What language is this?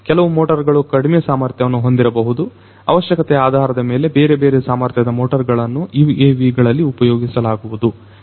Kannada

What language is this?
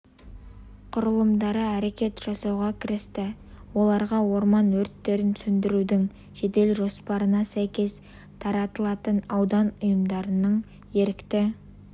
Kazakh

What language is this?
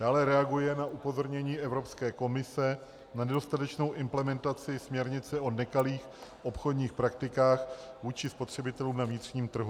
Czech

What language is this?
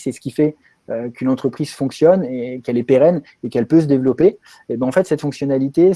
French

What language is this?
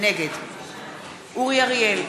Hebrew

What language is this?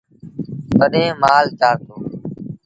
Sindhi Bhil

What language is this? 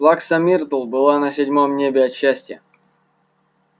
Russian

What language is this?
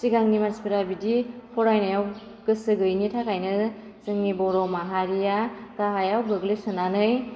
Bodo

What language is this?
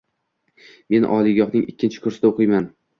Uzbek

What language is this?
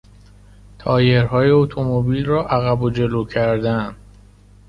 Persian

